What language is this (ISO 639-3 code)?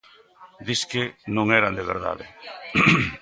glg